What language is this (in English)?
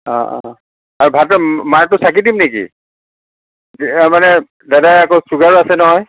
Assamese